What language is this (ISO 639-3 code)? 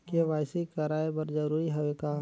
hne